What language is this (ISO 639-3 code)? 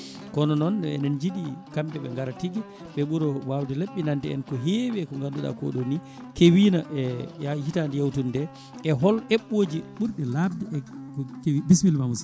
ful